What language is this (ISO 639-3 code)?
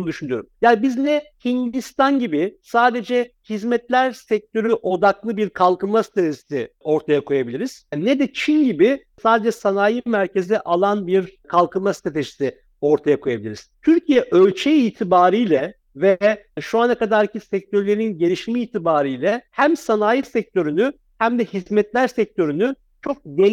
tur